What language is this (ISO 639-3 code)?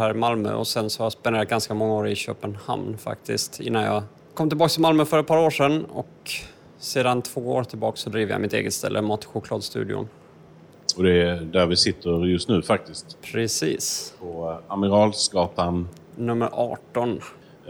swe